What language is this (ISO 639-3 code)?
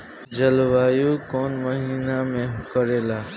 bho